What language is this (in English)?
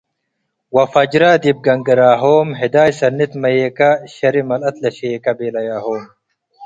Tigre